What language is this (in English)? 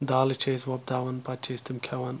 Kashmiri